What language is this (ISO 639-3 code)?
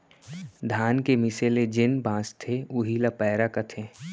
hne